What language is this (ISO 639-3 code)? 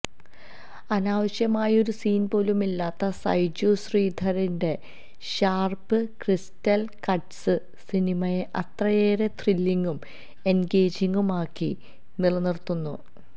mal